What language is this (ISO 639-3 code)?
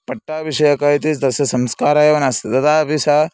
san